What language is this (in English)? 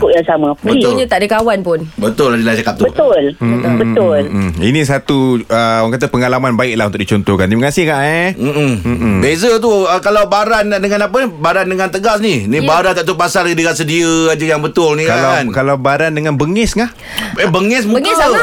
Malay